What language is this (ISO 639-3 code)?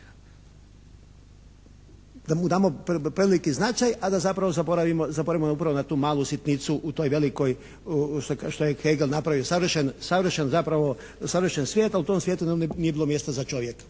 hrv